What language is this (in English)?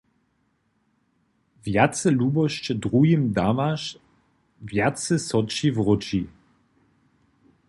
Upper Sorbian